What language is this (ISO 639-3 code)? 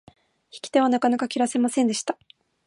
jpn